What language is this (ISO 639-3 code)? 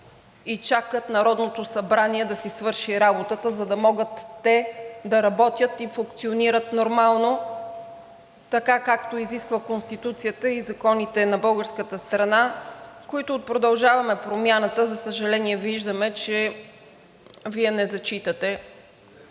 bul